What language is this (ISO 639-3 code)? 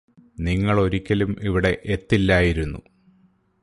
mal